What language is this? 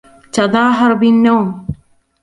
Arabic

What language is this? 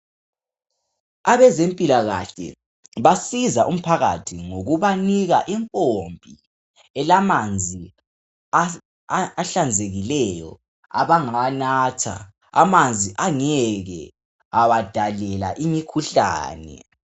North Ndebele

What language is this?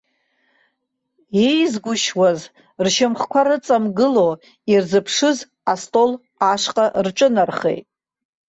Abkhazian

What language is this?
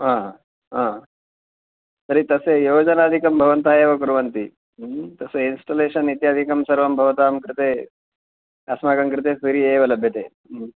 Sanskrit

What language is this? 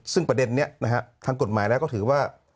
Thai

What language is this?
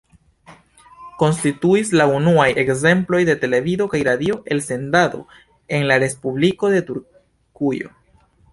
Esperanto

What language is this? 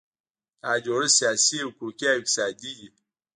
Pashto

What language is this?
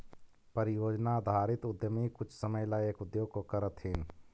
Magahi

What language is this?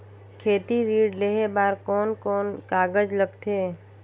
Chhattisgarhi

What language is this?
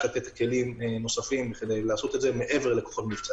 Hebrew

